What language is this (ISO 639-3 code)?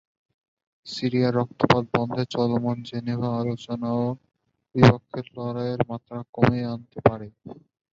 ben